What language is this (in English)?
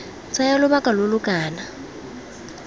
Tswana